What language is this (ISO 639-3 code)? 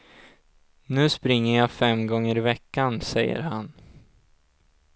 swe